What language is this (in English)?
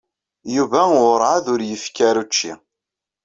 Kabyle